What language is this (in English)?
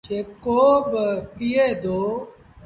Sindhi Bhil